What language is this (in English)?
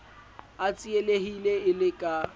Southern Sotho